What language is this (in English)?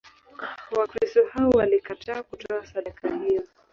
Swahili